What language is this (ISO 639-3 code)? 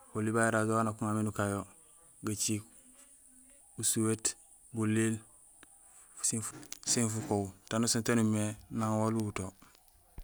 gsl